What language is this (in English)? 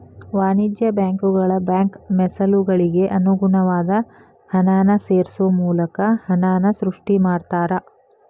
Kannada